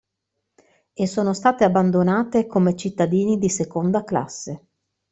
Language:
Italian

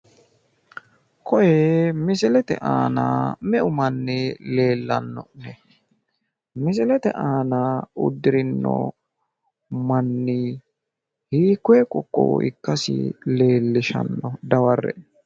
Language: Sidamo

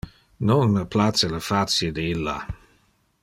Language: Interlingua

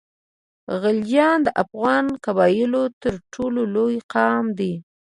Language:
Pashto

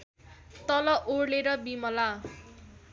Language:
Nepali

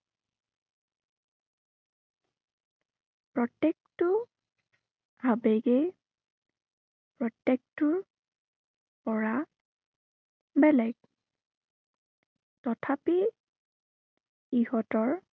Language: Assamese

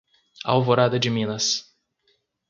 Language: Portuguese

